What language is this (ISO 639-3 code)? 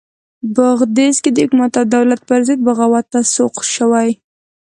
pus